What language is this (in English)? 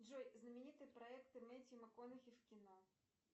Russian